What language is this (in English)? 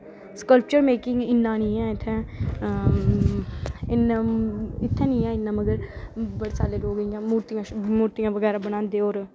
Dogri